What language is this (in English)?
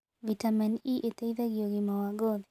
Kikuyu